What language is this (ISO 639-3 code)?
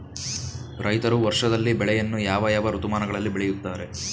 kan